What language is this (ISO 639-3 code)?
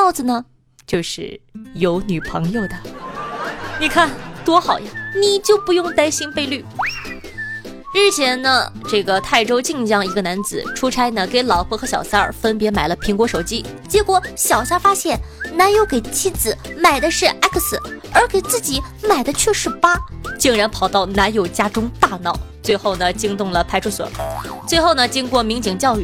zho